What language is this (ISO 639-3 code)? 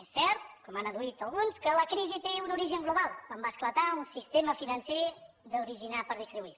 cat